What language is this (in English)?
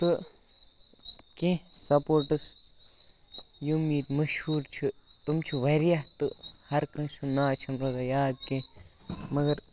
Kashmiri